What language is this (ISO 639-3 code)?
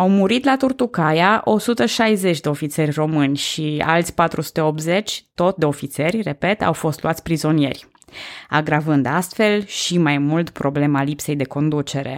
ron